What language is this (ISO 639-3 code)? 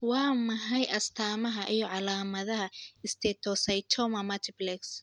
som